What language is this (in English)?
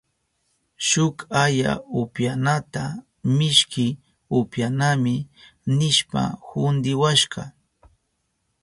Southern Pastaza Quechua